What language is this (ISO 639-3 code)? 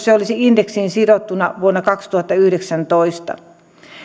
fin